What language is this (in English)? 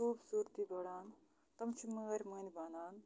Kashmiri